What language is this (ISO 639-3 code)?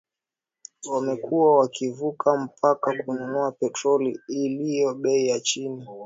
swa